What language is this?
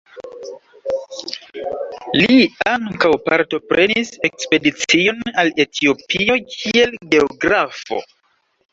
Esperanto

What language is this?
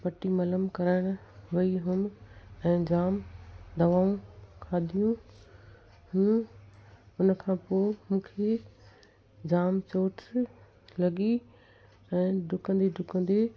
Sindhi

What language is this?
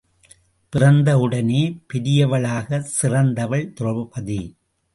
Tamil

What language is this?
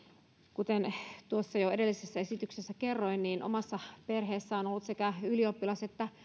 Finnish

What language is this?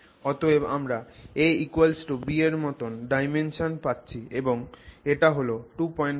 Bangla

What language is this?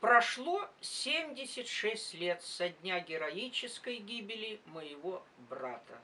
Russian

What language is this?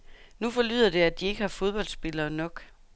Danish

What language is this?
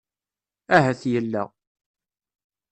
Kabyle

